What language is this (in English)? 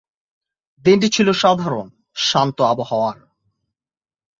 Bangla